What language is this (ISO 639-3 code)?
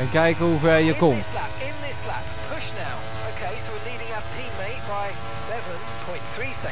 nld